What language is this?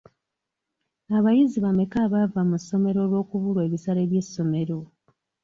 Ganda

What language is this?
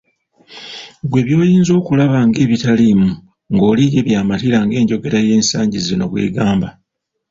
Ganda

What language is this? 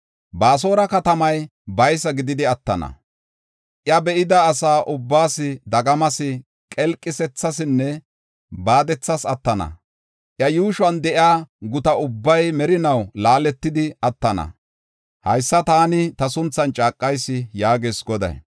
Gofa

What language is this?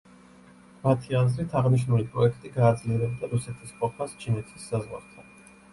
Georgian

